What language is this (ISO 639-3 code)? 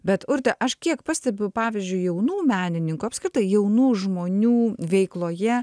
lit